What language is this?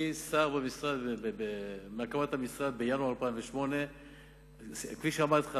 Hebrew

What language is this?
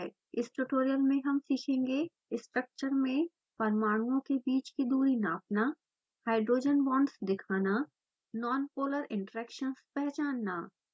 Hindi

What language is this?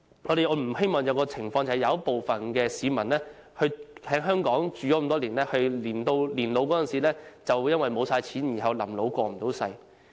Cantonese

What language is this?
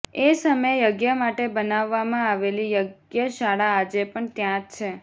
Gujarati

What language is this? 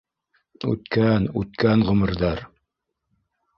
Bashkir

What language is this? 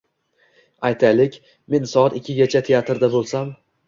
Uzbek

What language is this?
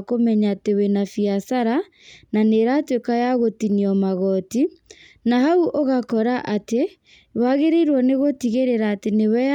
Kikuyu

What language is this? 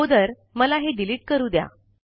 Marathi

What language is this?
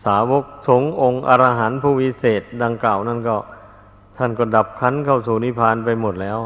Thai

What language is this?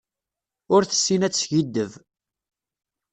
Kabyle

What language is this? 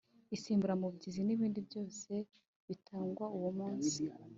Kinyarwanda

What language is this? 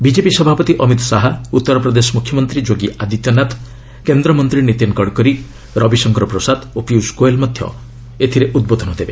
Odia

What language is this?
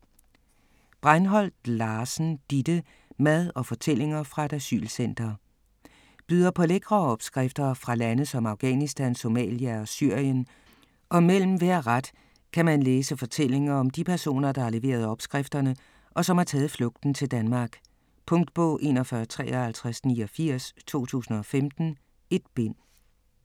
Danish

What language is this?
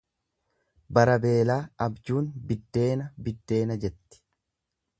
Oromo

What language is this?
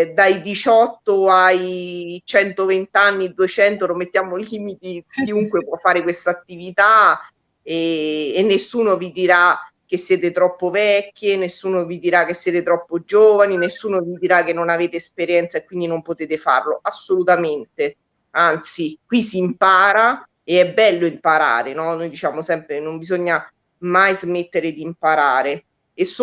Italian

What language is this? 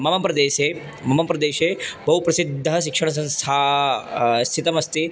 Sanskrit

